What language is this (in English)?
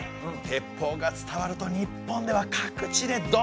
Japanese